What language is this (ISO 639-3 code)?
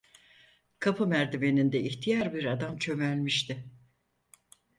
tur